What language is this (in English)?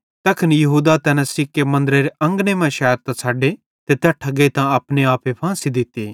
Bhadrawahi